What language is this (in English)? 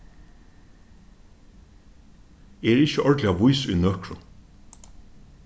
Faroese